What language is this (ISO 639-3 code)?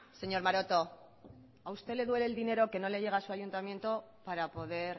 spa